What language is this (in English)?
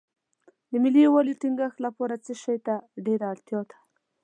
Pashto